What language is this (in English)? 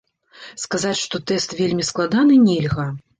Belarusian